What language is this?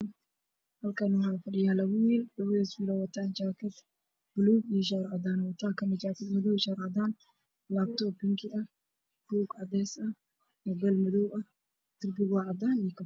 Somali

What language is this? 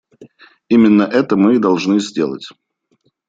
Russian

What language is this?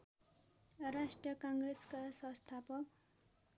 Nepali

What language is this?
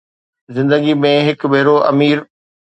Sindhi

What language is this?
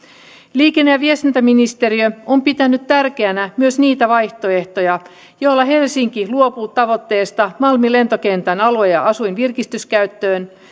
Finnish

